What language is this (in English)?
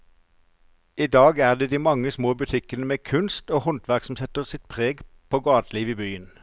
Norwegian